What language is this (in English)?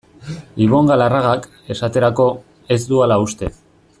Basque